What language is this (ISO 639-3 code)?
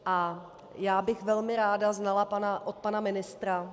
ces